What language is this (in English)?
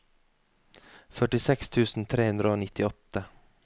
Norwegian